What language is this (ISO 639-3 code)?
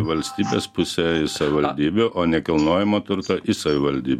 lit